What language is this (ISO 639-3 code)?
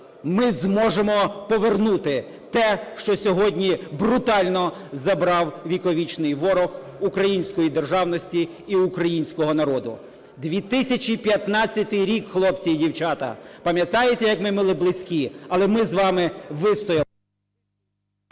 ukr